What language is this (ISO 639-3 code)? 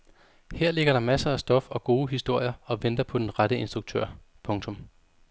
dan